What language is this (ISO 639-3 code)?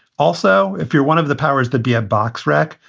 eng